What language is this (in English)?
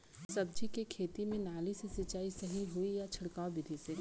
Bhojpuri